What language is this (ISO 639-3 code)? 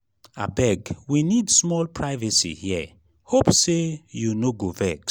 pcm